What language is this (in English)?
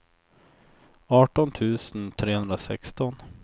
Swedish